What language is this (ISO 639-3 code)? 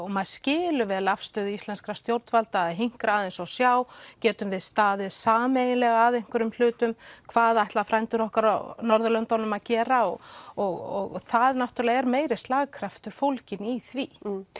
isl